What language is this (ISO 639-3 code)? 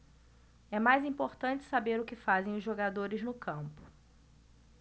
por